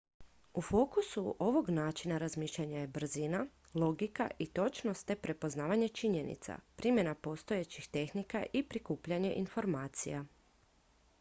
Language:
Croatian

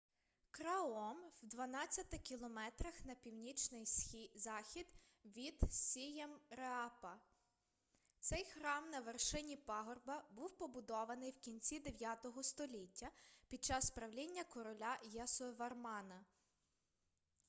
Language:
Ukrainian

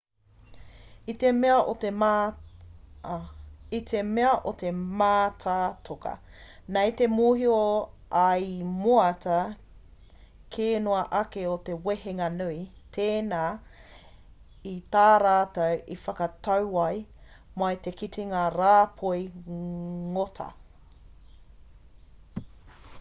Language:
Māori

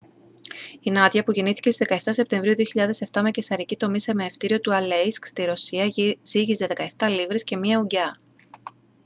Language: Greek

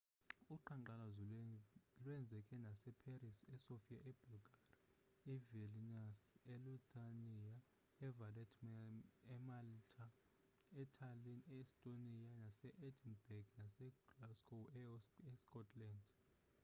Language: Xhosa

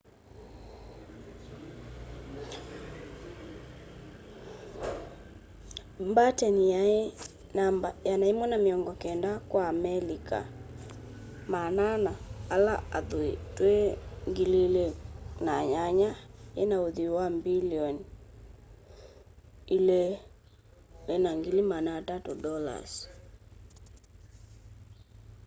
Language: Kamba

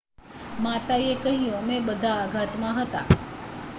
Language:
Gujarati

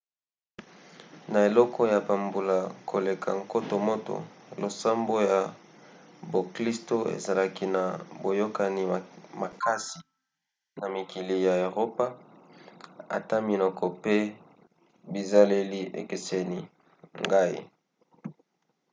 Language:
Lingala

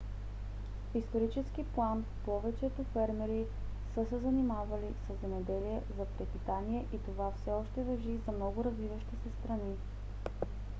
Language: Bulgarian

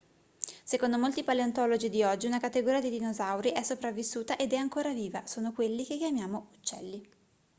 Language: Italian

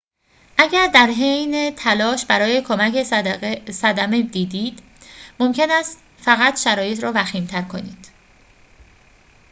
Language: Persian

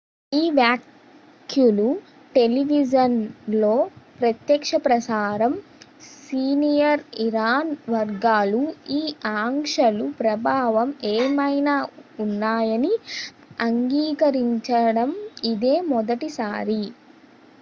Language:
Telugu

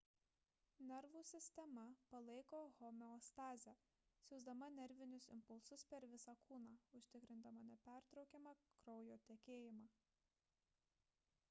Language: Lithuanian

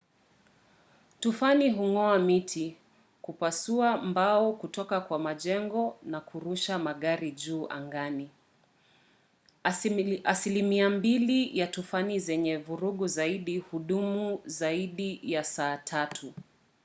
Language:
Swahili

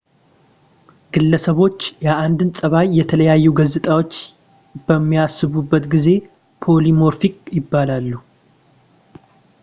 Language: Amharic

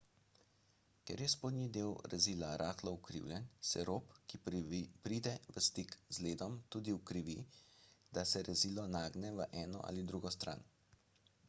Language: Slovenian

